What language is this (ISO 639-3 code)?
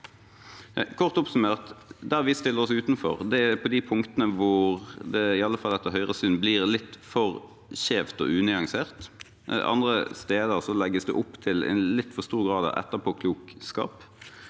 nor